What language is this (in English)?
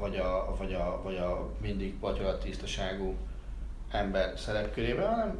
Hungarian